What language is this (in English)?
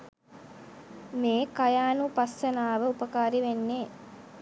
Sinhala